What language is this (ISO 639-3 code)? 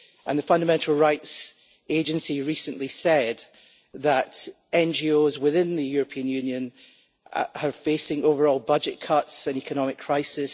eng